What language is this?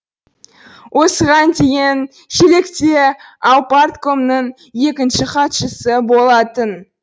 Kazakh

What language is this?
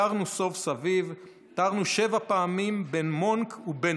Hebrew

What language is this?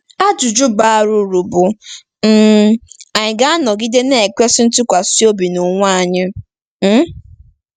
Igbo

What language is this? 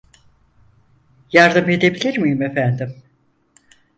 Turkish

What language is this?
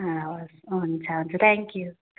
Nepali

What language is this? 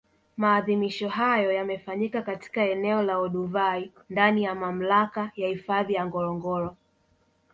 Swahili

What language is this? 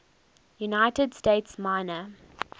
English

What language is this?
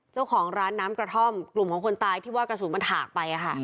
Thai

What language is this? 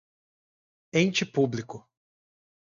Portuguese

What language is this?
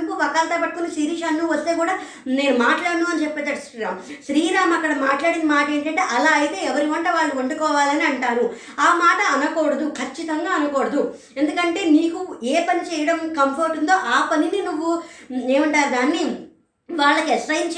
Telugu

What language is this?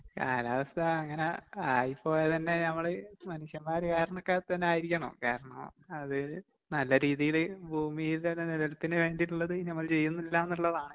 Malayalam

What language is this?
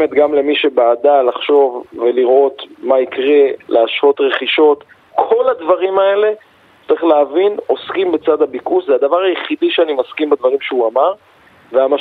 Hebrew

